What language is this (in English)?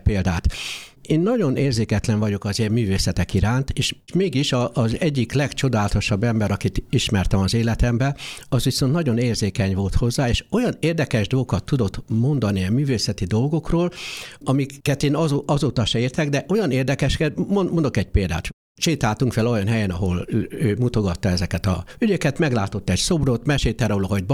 Hungarian